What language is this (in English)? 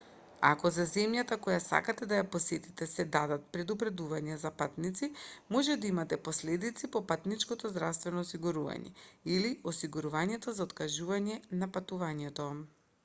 Macedonian